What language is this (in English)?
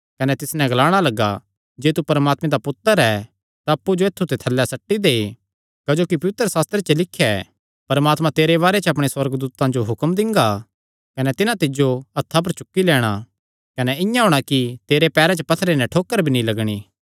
Kangri